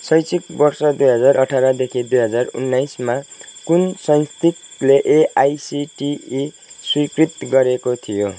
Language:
Nepali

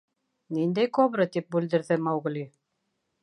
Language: Bashkir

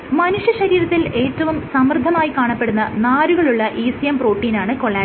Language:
Malayalam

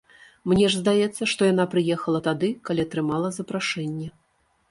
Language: Belarusian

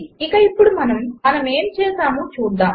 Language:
Telugu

